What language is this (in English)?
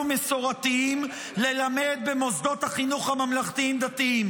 Hebrew